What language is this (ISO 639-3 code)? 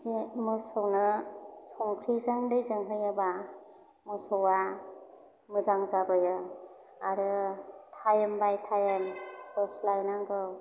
brx